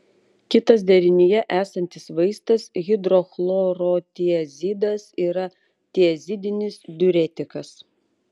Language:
Lithuanian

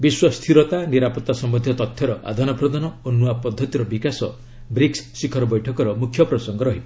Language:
Odia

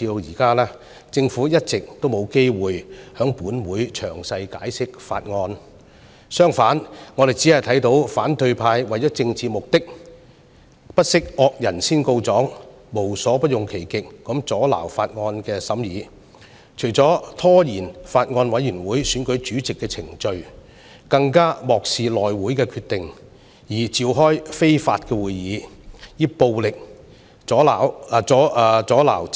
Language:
Cantonese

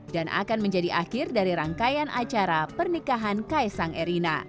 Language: Indonesian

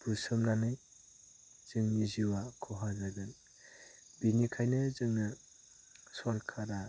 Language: Bodo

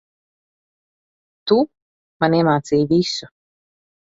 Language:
Latvian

